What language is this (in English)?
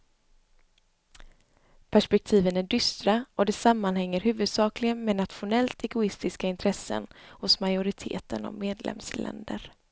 Swedish